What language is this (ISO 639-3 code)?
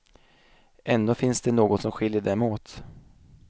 swe